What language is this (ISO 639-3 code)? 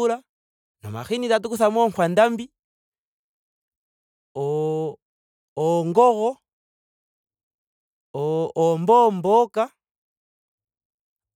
ndo